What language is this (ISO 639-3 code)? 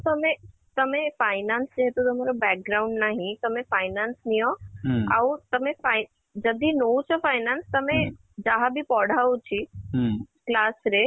ori